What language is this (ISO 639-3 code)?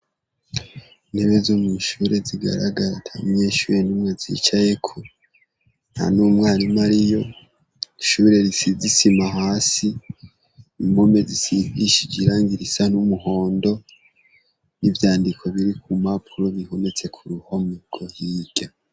run